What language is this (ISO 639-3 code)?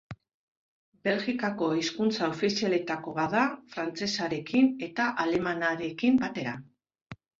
eus